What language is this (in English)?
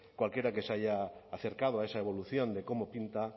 Spanish